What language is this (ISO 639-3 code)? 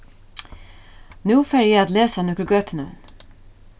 fao